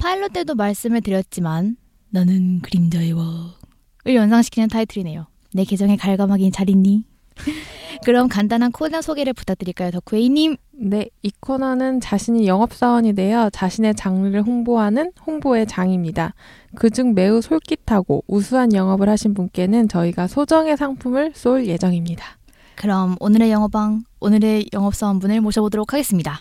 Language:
Korean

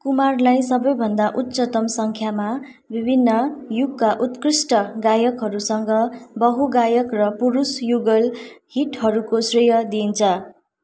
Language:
Nepali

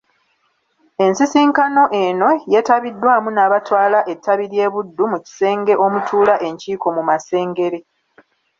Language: Ganda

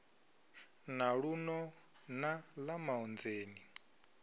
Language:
Venda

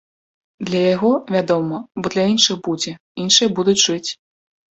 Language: Belarusian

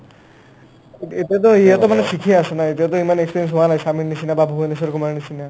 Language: Assamese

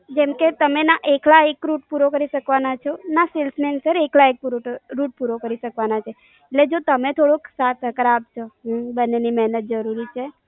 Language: Gujarati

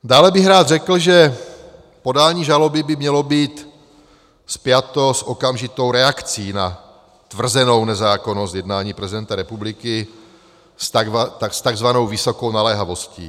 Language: Czech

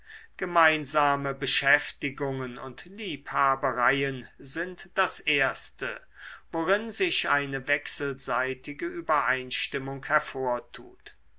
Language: German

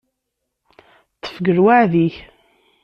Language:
Kabyle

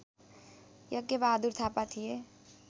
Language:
Nepali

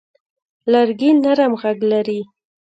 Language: Pashto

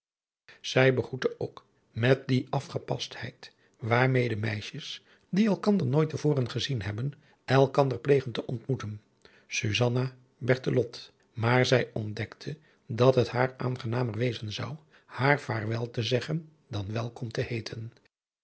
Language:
Dutch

